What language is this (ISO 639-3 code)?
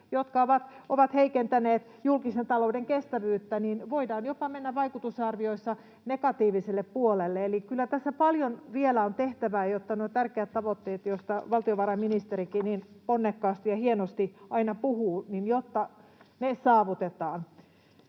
fin